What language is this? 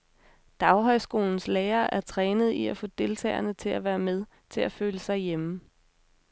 Danish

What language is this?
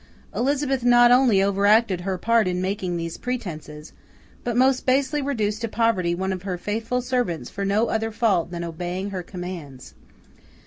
English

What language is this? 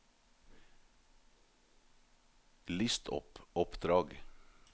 Norwegian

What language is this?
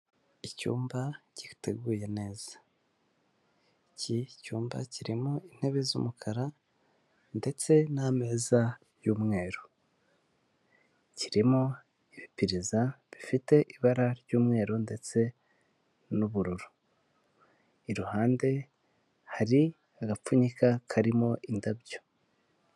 Kinyarwanda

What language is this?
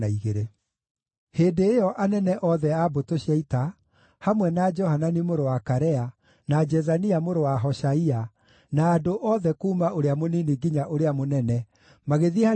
Kikuyu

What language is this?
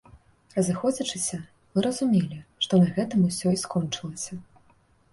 Belarusian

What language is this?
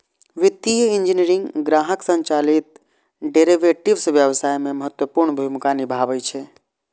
Maithili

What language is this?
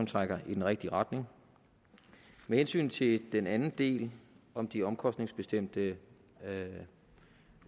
Danish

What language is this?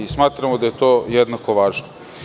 Serbian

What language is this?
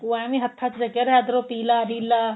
Punjabi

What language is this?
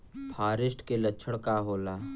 Bhojpuri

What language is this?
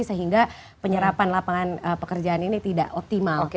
Indonesian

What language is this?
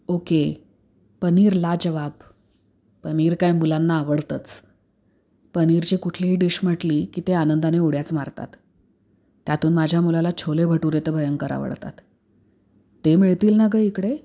Marathi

